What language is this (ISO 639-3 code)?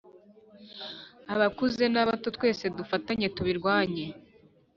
kin